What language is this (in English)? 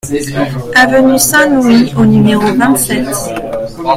French